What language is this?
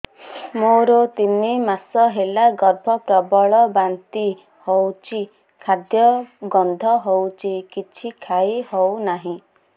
Odia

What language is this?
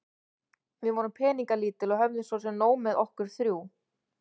Icelandic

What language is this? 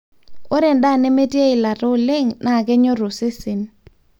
Masai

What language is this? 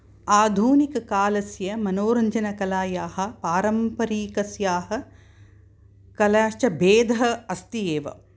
Sanskrit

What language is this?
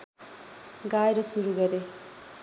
Nepali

